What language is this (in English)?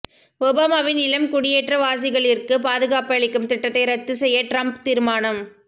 Tamil